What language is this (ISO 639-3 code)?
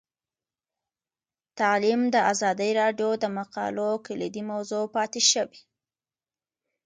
pus